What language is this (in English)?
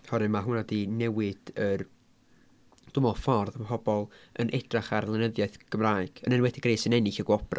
Welsh